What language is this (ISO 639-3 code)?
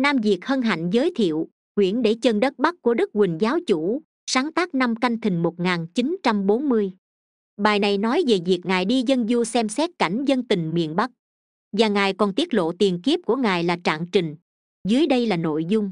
vie